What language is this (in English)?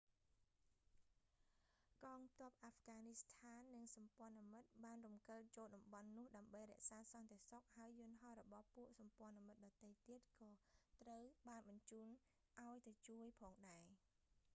Khmer